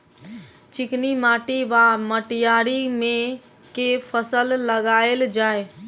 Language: Maithili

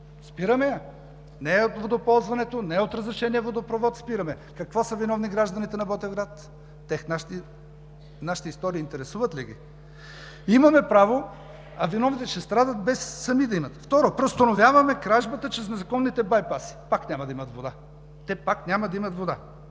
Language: Bulgarian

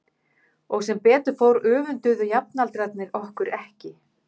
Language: Icelandic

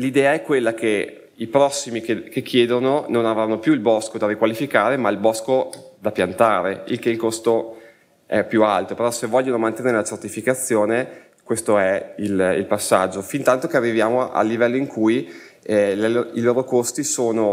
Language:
Italian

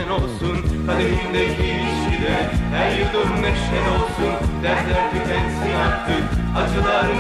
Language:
Turkish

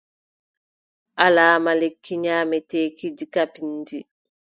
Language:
Adamawa Fulfulde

